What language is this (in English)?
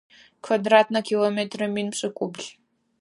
Adyghe